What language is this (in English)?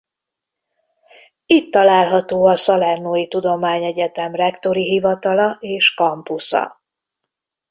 Hungarian